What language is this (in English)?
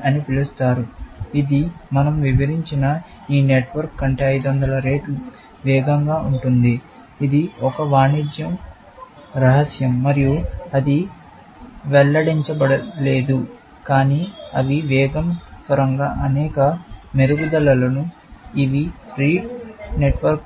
Telugu